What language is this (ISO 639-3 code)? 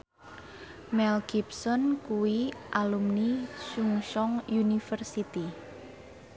jav